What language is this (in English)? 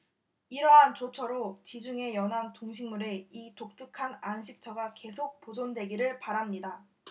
Korean